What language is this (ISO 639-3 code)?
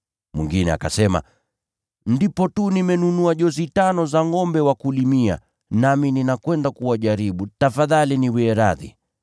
swa